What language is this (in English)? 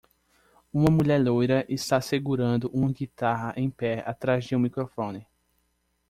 Portuguese